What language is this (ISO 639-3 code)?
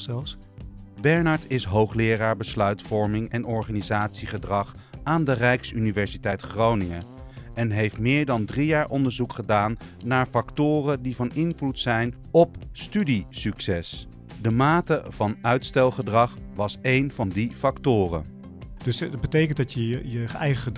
nld